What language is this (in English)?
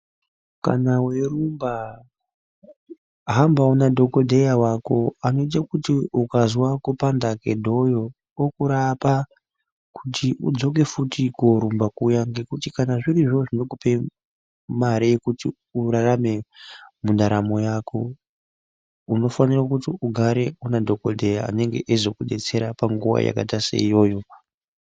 Ndau